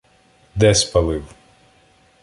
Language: Ukrainian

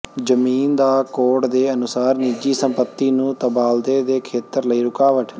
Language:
Punjabi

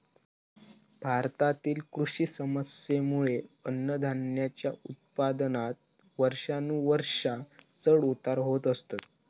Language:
Marathi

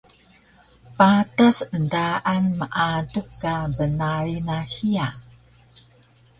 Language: Taroko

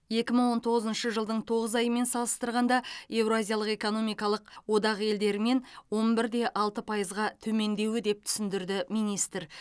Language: Kazakh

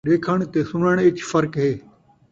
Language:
Saraiki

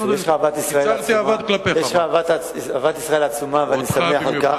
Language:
Hebrew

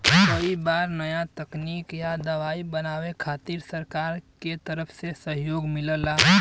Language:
Bhojpuri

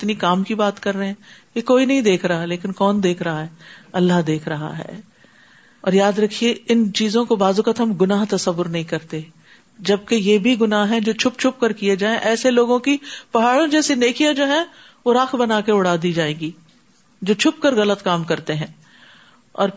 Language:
Urdu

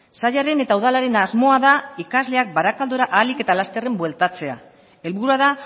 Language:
Basque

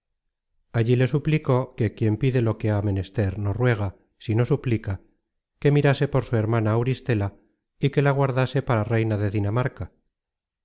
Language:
Spanish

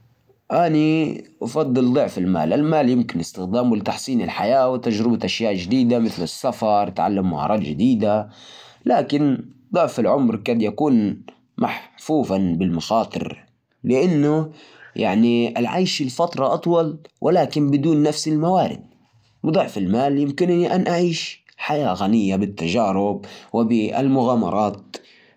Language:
Najdi Arabic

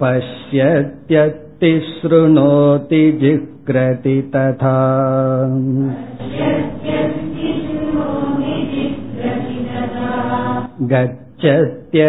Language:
Tamil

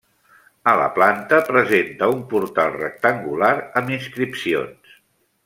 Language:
Catalan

